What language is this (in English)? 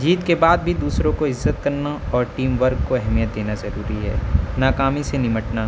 Urdu